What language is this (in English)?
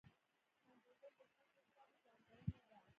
Pashto